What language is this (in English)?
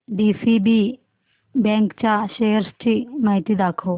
Marathi